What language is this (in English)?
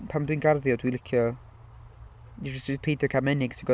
Welsh